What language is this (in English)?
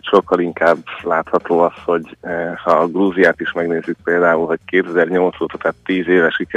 Hungarian